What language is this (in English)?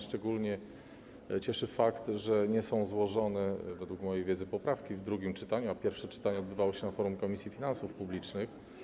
Polish